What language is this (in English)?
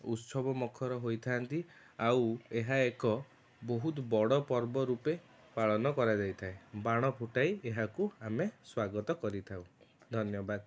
Odia